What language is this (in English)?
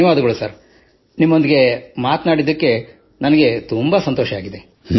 Kannada